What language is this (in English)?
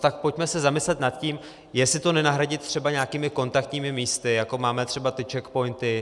Czech